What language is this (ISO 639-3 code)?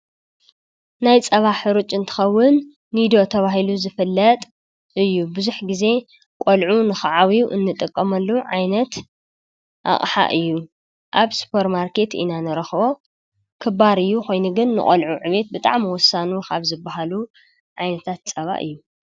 tir